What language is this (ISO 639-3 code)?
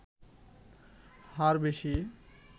ben